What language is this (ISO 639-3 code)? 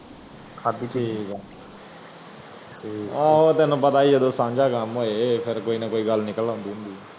pan